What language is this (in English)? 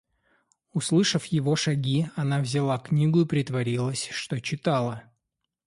Russian